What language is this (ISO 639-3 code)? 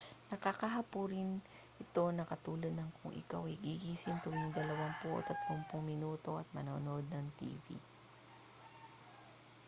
fil